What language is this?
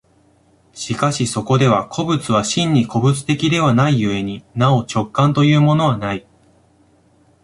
Japanese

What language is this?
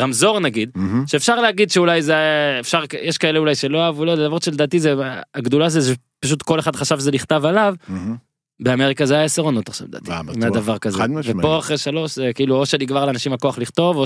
Hebrew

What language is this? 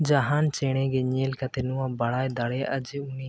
Santali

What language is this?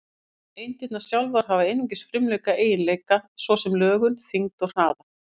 Icelandic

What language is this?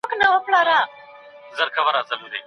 Pashto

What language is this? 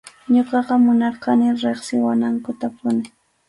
Arequipa-La Unión Quechua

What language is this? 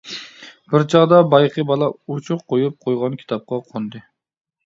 Uyghur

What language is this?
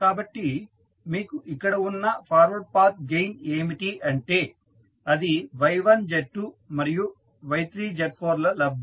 Telugu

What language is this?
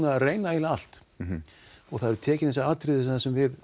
Icelandic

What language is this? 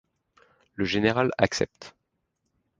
French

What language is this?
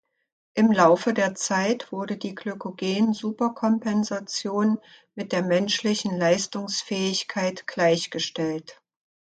German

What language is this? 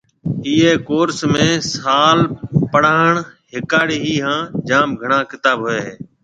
Marwari (Pakistan)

